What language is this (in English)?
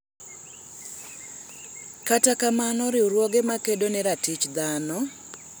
Luo (Kenya and Tanzania)